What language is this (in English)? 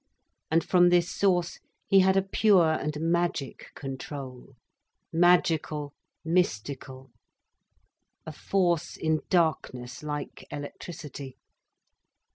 English